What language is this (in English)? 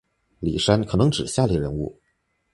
Chinese